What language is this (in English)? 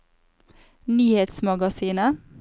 Norwegian